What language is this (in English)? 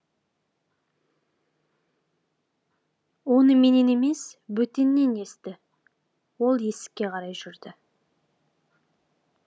Kazakh